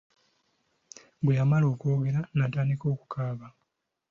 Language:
Ganda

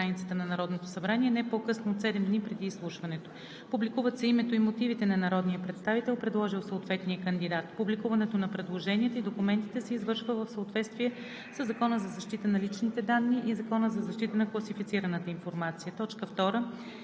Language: Bulgarian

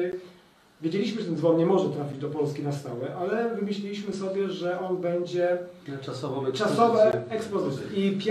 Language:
Polish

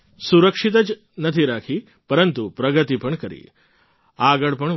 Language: Gujarati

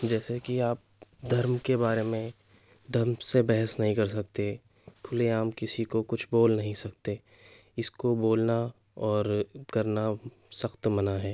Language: Urdu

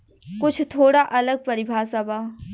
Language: Bhojpuri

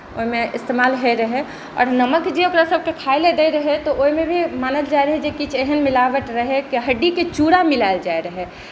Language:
Maithili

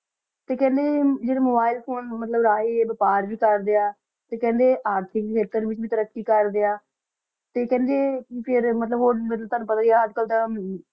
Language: Punjabi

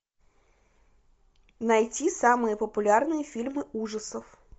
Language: Russian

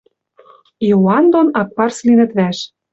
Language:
Western Mari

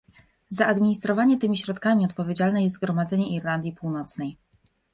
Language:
Polish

